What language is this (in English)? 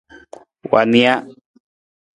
Nawdm